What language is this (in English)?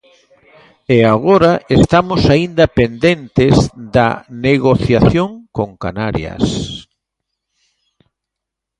Galician